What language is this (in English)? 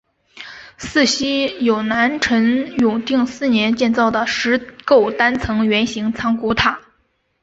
Chinese